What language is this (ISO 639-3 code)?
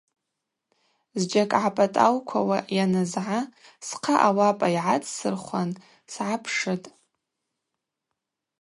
abq